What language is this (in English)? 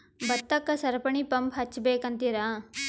Kannada